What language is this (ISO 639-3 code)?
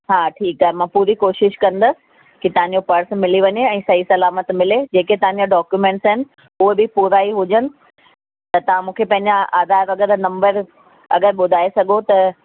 snd